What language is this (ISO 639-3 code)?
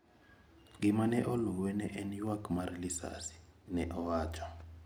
luo